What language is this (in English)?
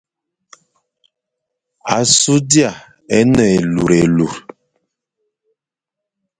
Fang